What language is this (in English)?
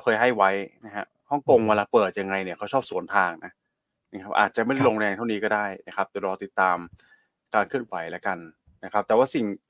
Thai